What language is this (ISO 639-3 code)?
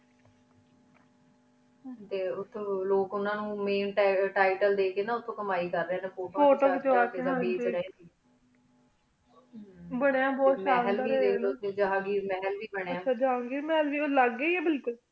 pan